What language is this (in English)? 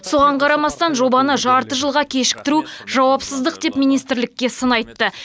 Kazakh